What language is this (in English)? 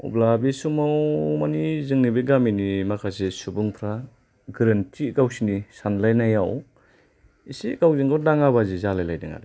Bodo